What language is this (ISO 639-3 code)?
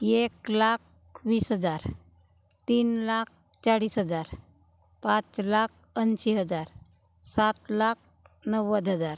mar